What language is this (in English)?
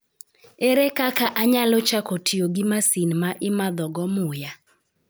Luo (Kenya and Tanzania)